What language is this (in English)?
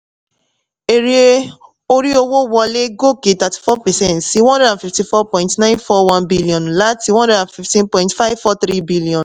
Yoruba